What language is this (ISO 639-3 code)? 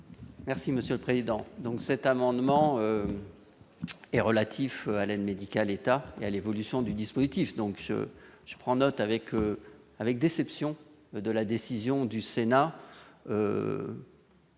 fra